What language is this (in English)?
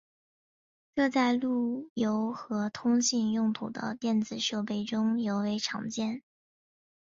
Chinese